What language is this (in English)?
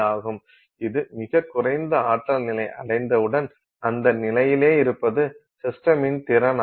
Tamil